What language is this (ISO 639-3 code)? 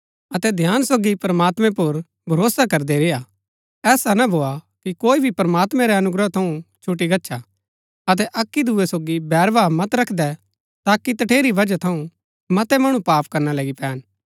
gbk